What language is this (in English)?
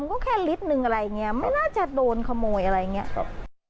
Thai